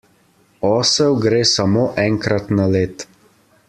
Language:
Slovenian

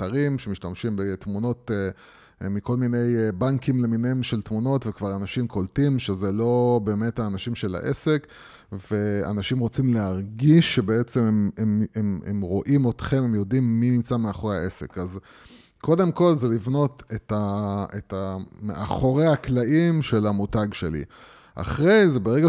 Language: Hebrew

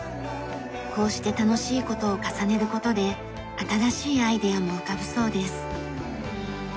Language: Japanese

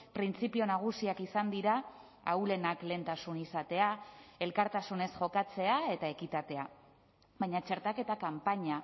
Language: Basque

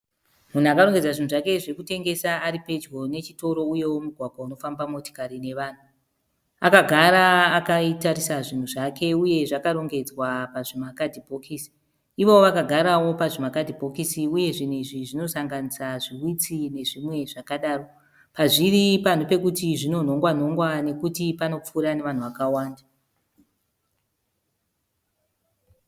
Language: Shona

